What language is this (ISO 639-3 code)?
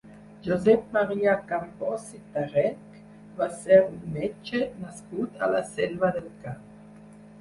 cat